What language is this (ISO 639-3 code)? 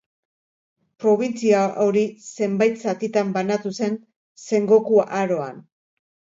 eus